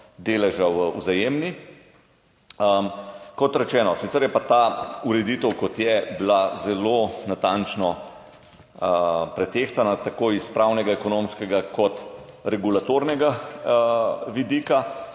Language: Slovenian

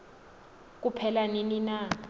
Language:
Xhosa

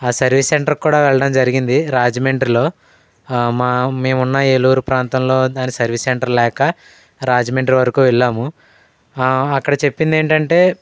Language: Telugu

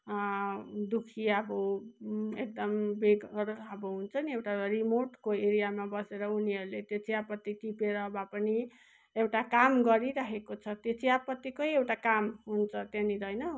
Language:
Nepali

